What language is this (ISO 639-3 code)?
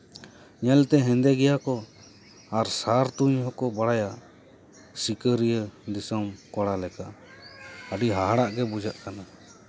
sat